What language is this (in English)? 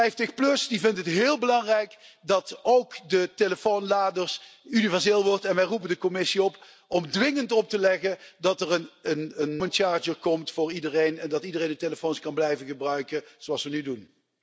Dutch